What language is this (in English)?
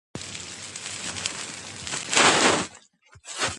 Georgian